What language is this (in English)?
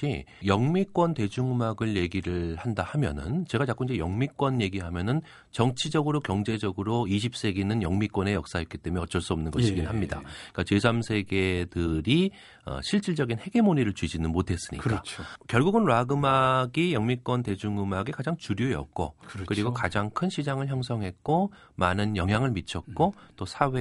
Korean